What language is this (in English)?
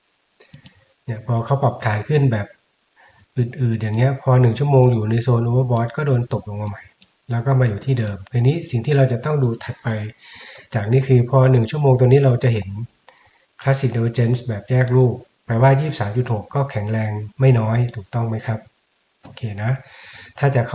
Thai